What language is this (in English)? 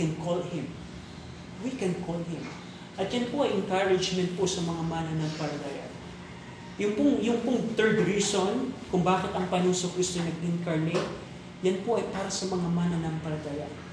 Filipino